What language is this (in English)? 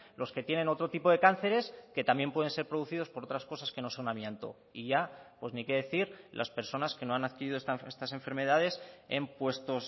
Spanish